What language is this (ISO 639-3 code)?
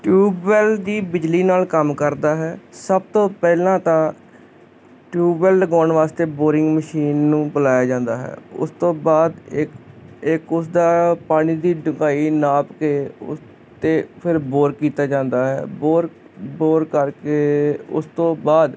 pan